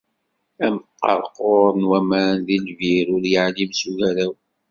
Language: Kabyle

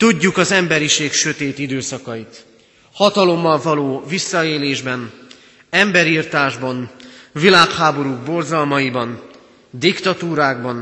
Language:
Hungarian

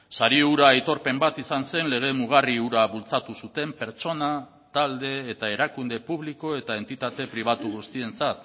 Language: Basque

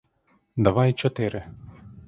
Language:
Ukrainian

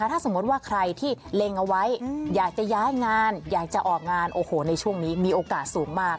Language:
Thai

